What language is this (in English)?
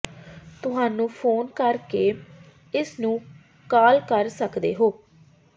Punjabi